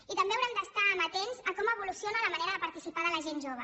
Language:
Catalan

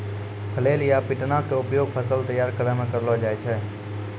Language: Maithili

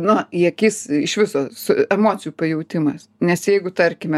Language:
Lithuanian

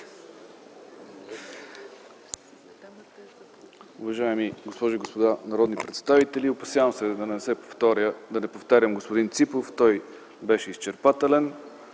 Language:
Bulgarian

